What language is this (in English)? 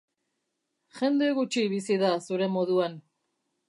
Basque